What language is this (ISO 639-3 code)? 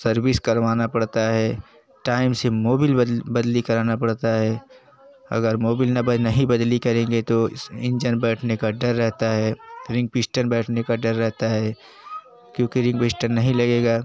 hin